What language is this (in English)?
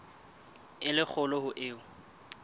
Southern Sotho